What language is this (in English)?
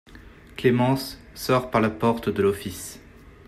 French